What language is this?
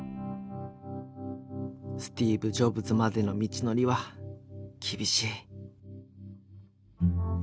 Japanese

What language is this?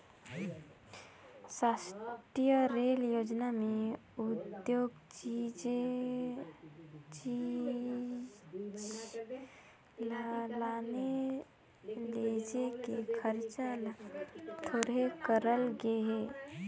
Chhattisgarhi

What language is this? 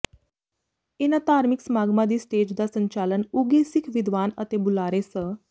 Punjabi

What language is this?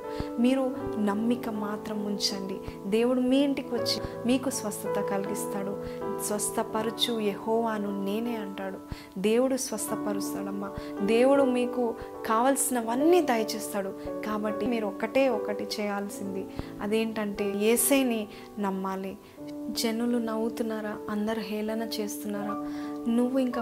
Telugu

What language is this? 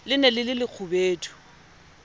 Southern Sotho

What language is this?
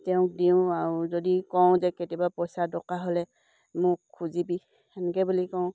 Assamese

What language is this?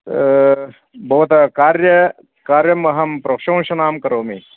Sanskrit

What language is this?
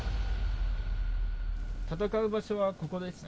Japanese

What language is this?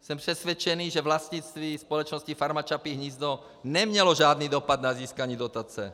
Czech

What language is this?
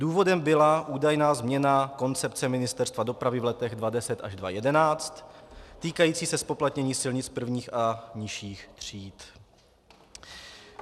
Czech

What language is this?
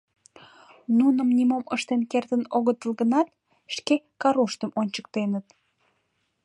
Mari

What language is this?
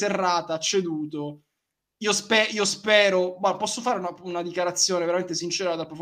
Italian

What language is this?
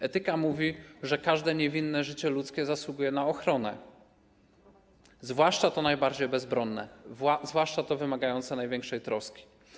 Polish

